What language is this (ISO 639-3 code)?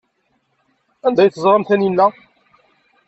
kab